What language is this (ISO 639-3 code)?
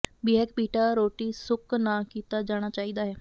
pan